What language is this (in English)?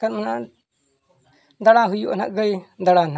Santali